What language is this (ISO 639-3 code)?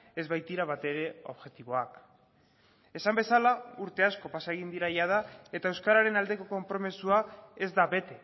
eus